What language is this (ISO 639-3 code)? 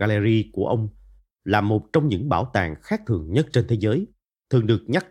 vie